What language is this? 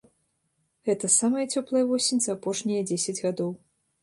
Belarusian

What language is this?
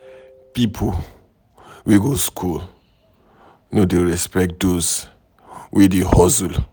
Nigerian Pidgin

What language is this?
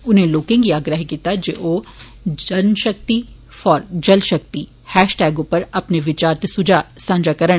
Dogri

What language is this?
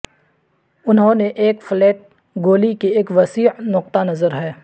Urdu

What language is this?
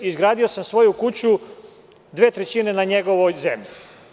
Serbian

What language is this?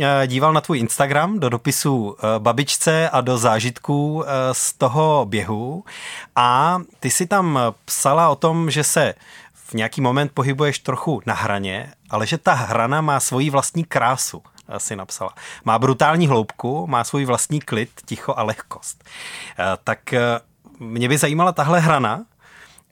Czech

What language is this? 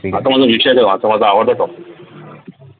Marathi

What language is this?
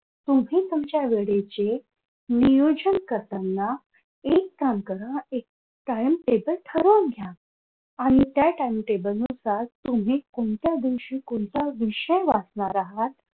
Marathi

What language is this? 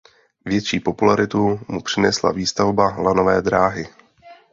Czech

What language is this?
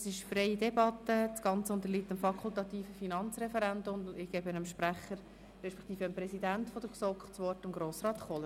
Swiss German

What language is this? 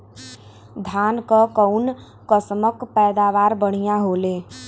Bhojpuri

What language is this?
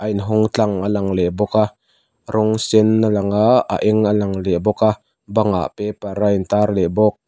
Mizo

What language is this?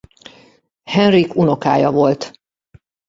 Hungarian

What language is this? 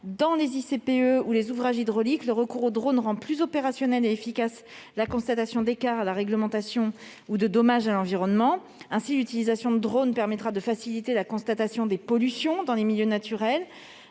French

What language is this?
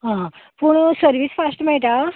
Konkani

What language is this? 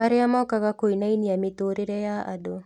Kikuyu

